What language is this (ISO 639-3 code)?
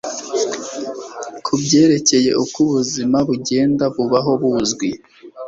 kin